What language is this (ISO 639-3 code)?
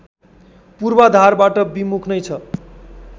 nep